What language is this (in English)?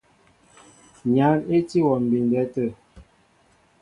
Mbo (Cameroon)